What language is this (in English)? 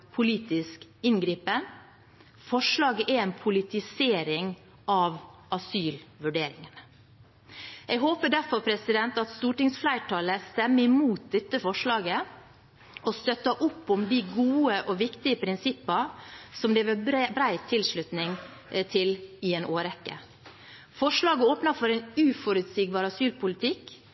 Norwegian Bokmål